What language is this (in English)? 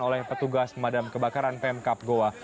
Indonesian